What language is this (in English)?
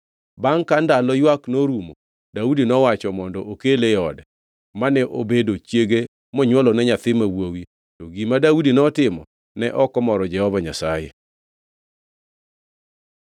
Luo (Kenya and Tanzania)